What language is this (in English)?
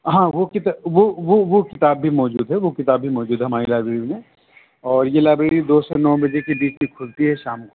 Urdu